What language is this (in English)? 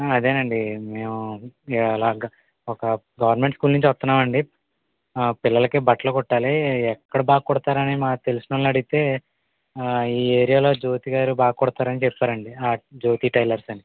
Telugu